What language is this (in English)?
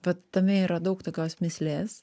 Lithuanian